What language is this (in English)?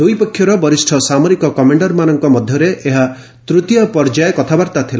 Odia